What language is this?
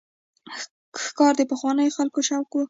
Pashto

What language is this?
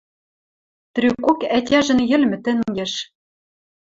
Western Mari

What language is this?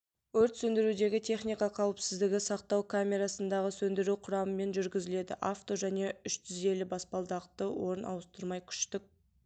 Kazakh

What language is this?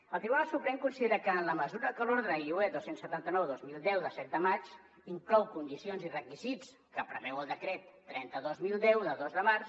Catalan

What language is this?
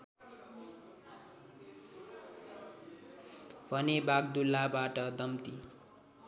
Nepali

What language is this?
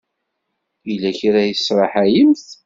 Kabyle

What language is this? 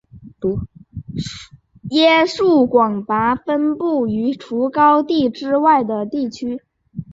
Chinese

